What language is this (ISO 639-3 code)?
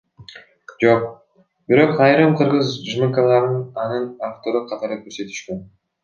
kir